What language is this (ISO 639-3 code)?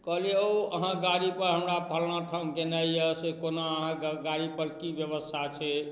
mai